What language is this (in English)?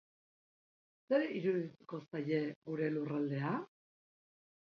Basque